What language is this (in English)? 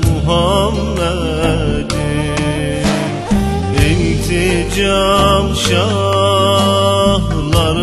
Turkish